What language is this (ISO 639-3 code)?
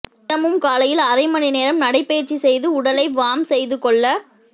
tam